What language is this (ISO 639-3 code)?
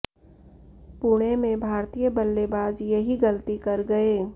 hin